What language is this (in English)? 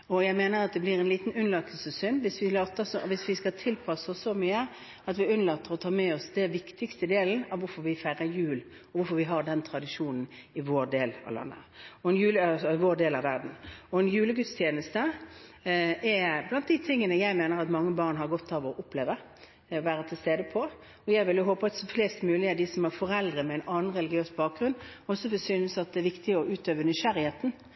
Norwegian Bokmål